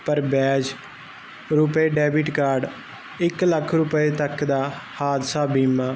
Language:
Punjabi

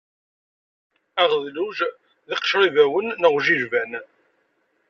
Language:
Kabyle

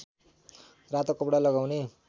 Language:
Nepali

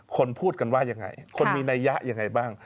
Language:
Thai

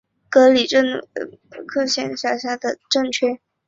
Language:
Chinese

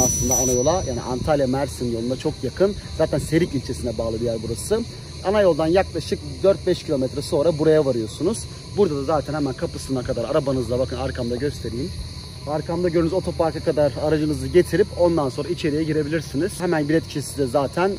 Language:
Turkish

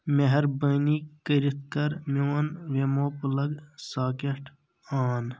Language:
Kashmiri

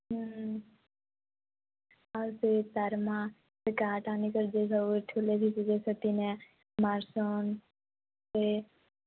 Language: Odia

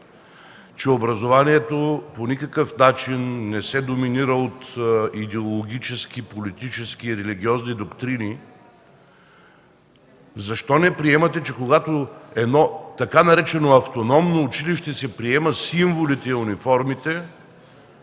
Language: Bulgarian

